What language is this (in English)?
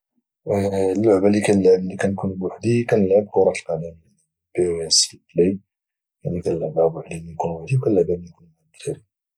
Moroccan Arabic